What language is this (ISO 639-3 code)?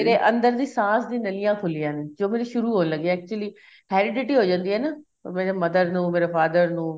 pan